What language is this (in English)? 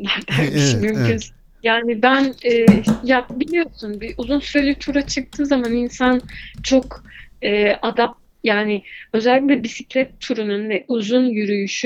Turkish